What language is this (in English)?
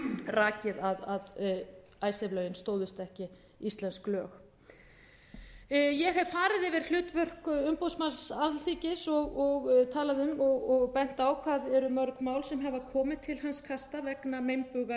Icelandic